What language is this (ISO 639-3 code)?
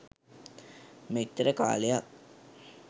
sin